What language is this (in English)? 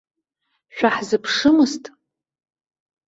Abkhazian